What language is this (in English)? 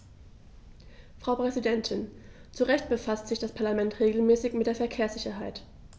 German